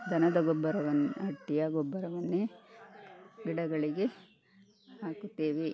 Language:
Kannada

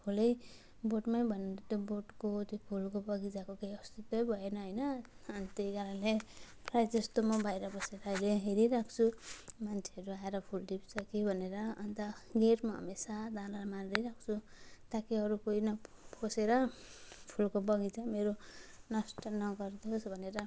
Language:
Nepali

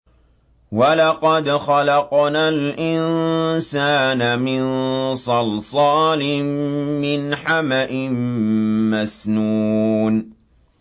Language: Arabic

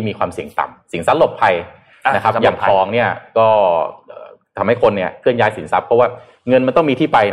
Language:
Thai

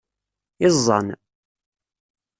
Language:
Kabyle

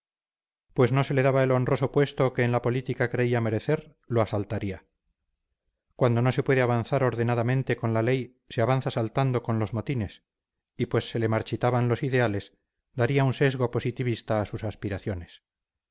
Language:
Spanish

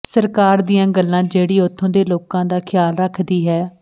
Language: Punjabi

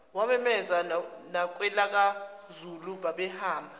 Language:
Zulu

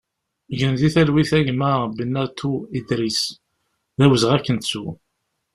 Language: Kabyle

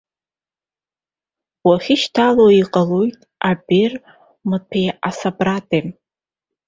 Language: Abkhazian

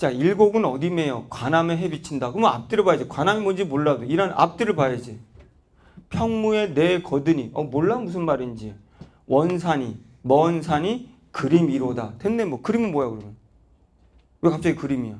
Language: Korean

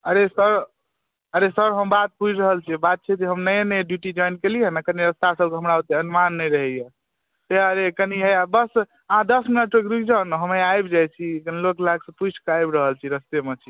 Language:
Maithili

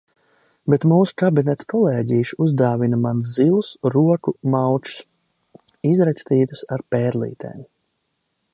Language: Latvian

